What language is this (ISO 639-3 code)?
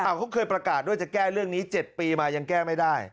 tha